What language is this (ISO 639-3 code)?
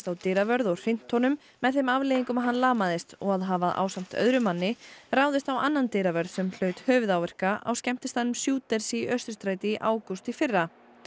isl